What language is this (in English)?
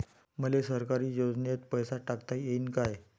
Marathi